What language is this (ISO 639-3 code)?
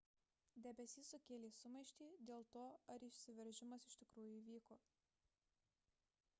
lit